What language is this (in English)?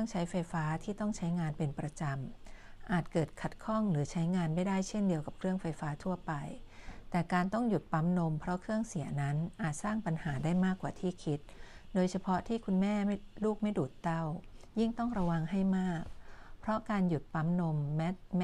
Thai